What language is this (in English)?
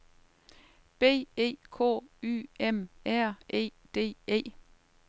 Danish